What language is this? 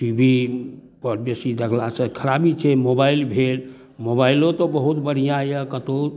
Maithili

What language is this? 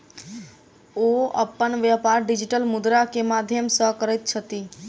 Maithili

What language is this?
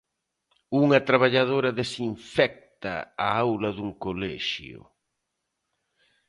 Galician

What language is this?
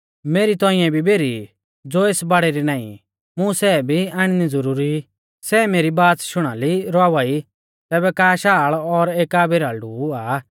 Mahasu Pahari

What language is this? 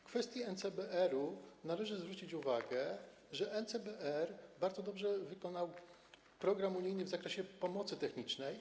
Polish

